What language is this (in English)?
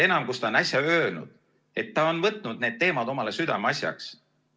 Estonian